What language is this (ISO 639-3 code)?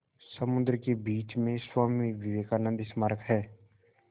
hin